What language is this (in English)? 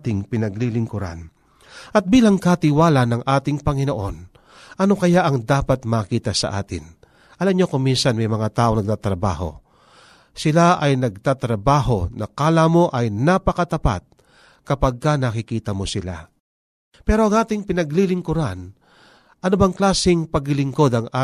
Filipino